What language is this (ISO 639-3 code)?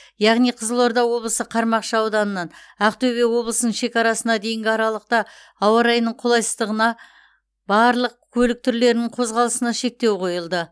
kaz